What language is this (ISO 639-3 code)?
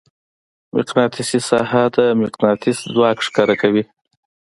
pus